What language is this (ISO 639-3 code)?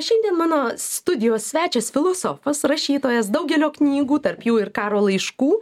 lit